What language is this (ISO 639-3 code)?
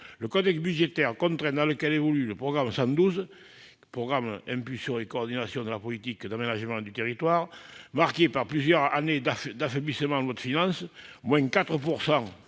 fra